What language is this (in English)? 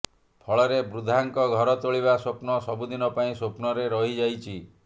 Odia